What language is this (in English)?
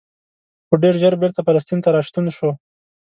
Pashto